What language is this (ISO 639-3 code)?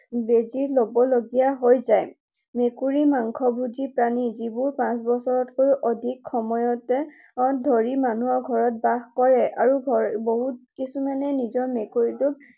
asm